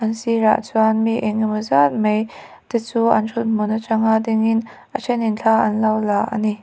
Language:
Mizo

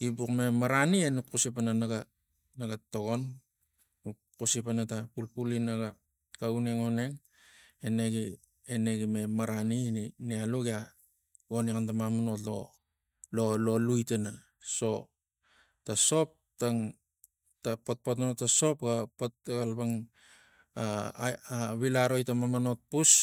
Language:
Tigak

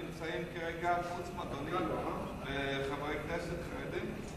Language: Hebrew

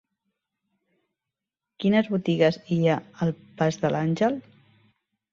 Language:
Catalan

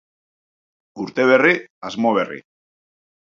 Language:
Basque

